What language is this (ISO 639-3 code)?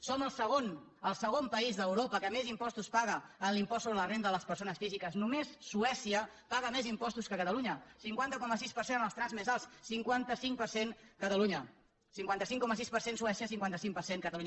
cat